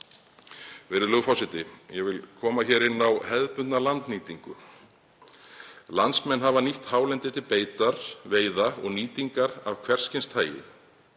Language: Icelandic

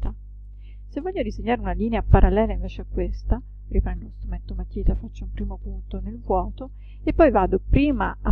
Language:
Italian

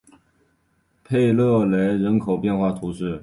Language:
Chinese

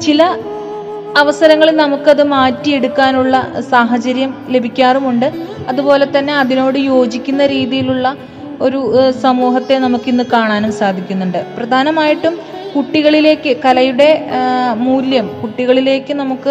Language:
Malayalam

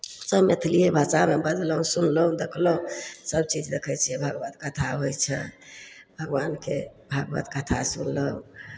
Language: Maithili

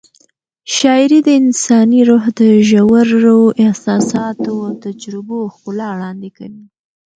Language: Pashto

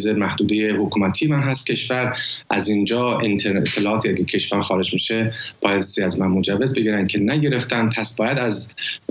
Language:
Persian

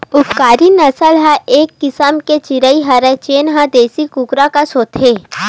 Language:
Chhattisgarhi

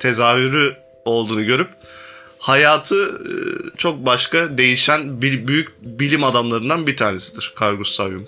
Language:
Turkish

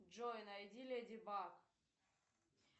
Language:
Russian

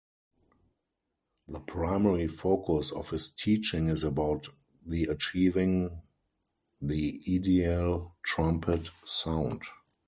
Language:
English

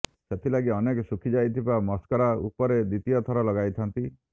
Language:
Odia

